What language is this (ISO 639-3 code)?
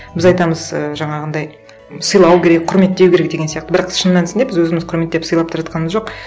kaz